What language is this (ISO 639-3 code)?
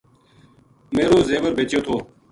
gju